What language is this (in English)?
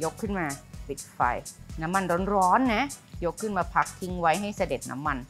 Thai